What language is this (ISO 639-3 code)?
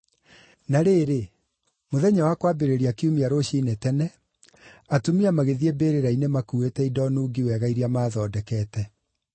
kik